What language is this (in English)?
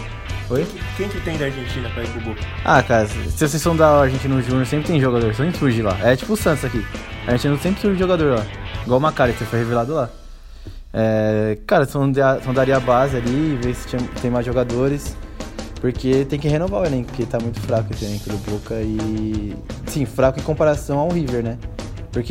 Portuguese